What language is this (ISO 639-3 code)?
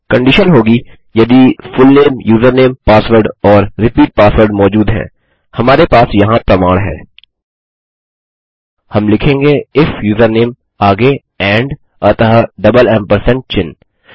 hin